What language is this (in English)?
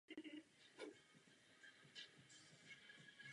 Czech